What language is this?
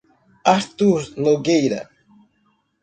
Portuguese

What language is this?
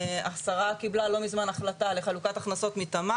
Hebrew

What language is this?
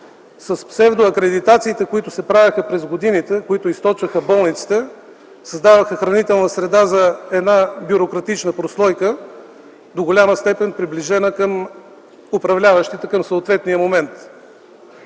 Bulgarian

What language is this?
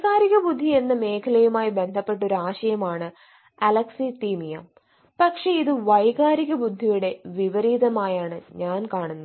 Malayalam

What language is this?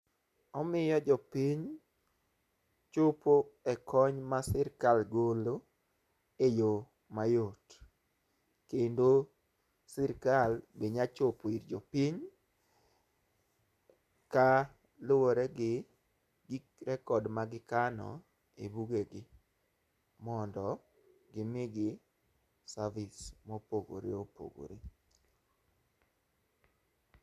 Luo (Kenya and Tanzania)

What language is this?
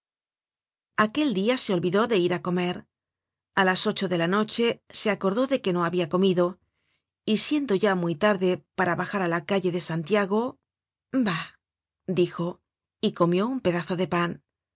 Spanish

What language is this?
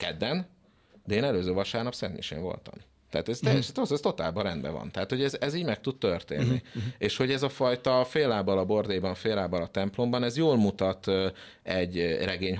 Hungarian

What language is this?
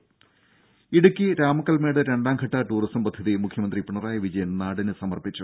Malayalam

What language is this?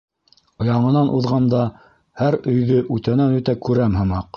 Bashkir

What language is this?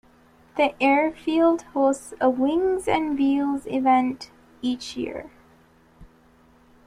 English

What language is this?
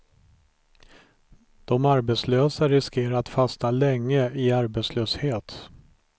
Swedish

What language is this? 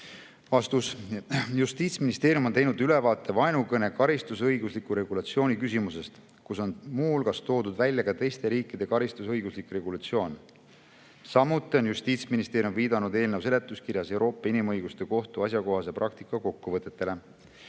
Estonian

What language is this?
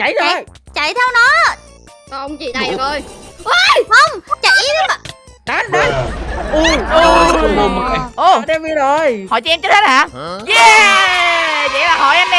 Vietnamese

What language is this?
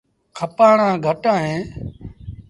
Sindhi Bhil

